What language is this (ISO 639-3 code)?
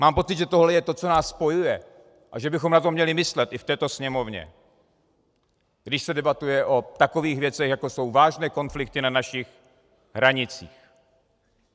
ces